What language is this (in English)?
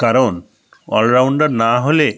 Bangla